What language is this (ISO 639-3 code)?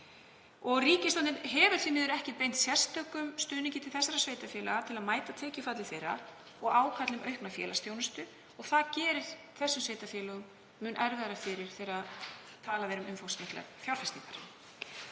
isl